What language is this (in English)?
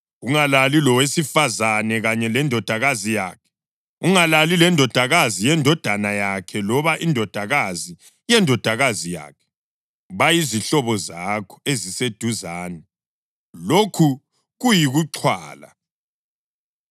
North Ndebele